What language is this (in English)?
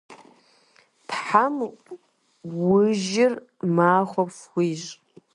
Kabardian